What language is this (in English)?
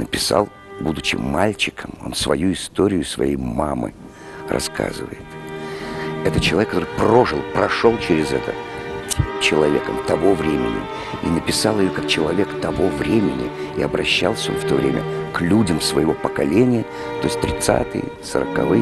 Russian